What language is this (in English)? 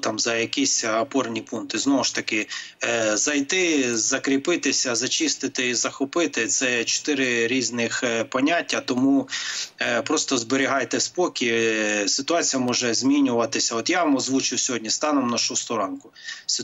Ukrainian